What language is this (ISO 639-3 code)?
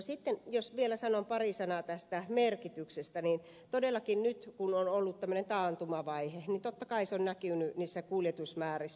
fin